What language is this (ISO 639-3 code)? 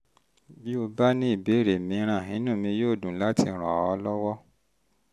yor